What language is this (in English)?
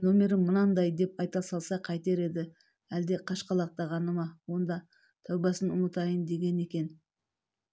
Kazakh